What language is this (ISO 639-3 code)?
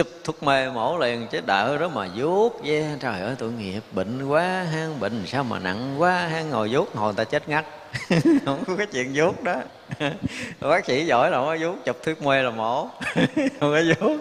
vie